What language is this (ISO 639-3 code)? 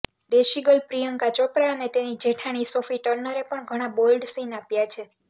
guj